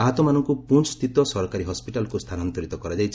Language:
Odia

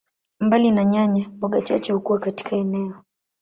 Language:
Swahili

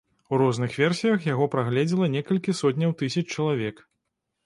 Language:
Belarusian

